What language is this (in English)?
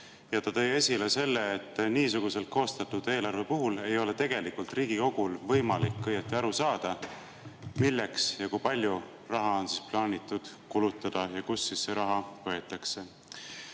Estonian